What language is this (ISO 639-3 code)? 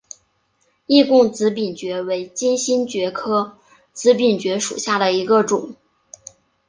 zho